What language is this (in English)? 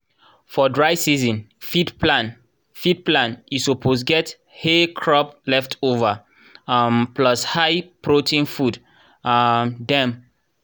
Nigerian Pidgin